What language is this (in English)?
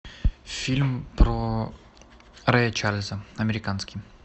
Russian